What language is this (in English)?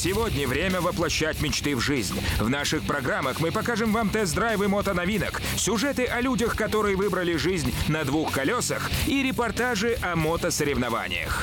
Russian